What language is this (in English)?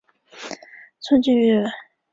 Chinese